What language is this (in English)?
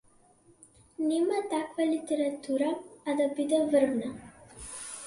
Macedonian